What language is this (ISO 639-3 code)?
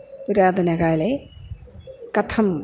san